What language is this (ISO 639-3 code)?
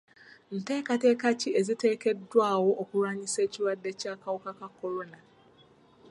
lug